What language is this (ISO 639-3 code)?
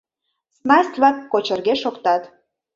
chm